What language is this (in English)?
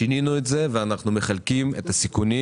Hebrew